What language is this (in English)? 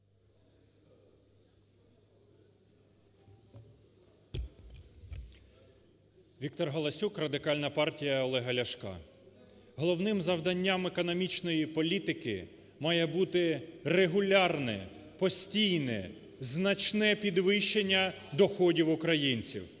Ukrainian